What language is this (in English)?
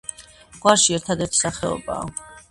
Georgian